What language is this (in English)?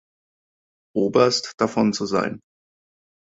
German